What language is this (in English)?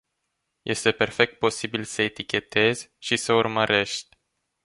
Romanian